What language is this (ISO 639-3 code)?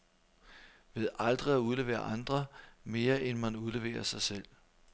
dan